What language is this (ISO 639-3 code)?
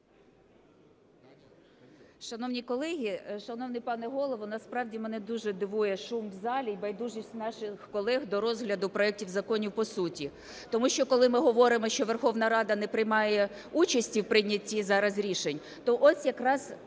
ukr